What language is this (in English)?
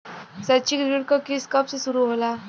Bhojpuri